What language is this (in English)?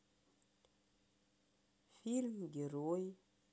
Russian